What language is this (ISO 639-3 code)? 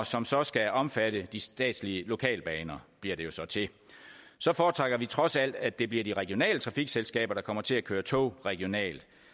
dan